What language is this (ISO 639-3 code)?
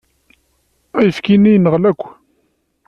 kab